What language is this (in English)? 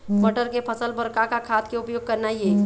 Chhattisgarhi